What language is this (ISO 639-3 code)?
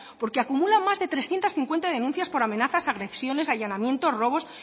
spa